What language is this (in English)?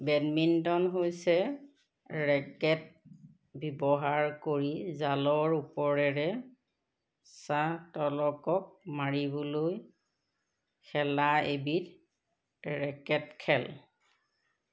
Assamese